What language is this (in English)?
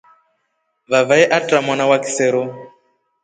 Rombo